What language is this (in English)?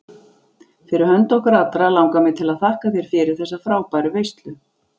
Icelandic